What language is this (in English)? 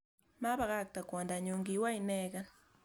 Kalenjin